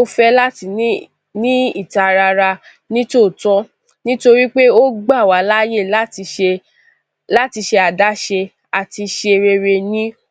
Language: Yoruba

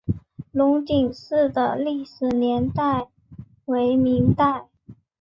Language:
Chinese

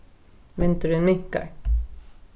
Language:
Faroese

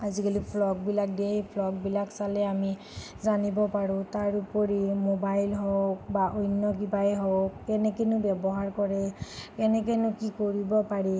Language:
Assamese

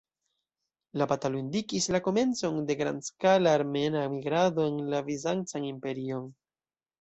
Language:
Esperanto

